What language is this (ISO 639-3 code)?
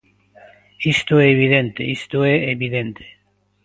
glg